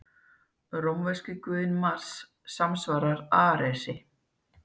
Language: Icelandic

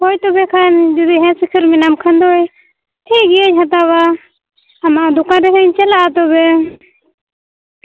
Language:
Santali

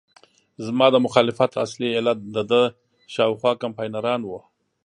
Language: Pashto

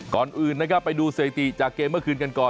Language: Thai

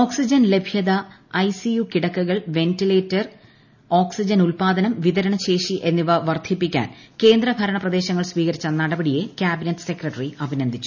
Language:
Malayalam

